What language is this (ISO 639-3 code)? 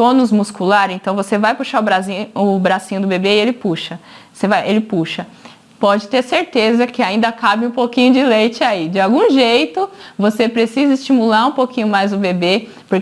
por